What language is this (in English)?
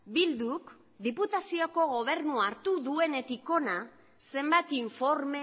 Basque